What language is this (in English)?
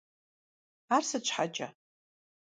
Kabardian